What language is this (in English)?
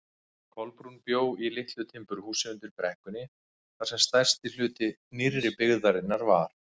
Icelandic